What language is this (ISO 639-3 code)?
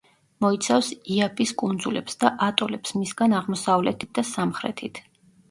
kat